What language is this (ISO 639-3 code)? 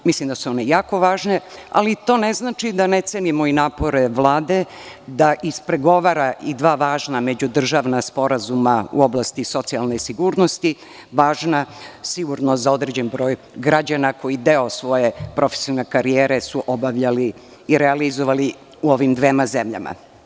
srp